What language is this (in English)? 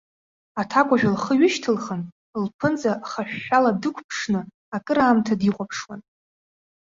Abkhazian